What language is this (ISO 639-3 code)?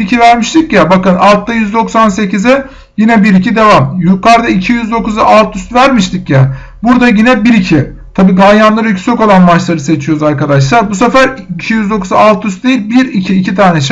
tur